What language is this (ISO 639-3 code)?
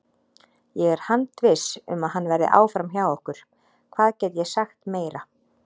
isl